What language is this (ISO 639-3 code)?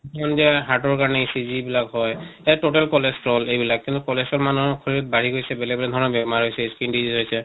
asm